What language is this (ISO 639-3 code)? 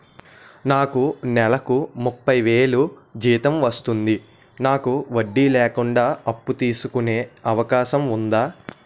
tel